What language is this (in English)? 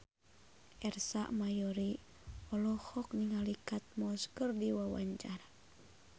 Sundanese